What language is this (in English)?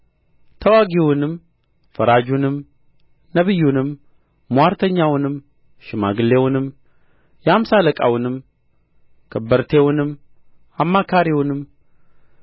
Amharic